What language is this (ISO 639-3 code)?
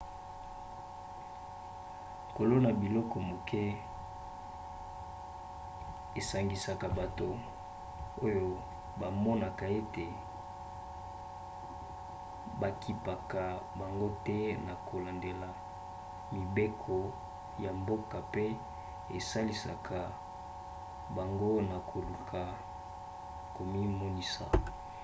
lin